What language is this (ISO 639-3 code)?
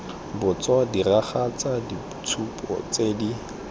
tsn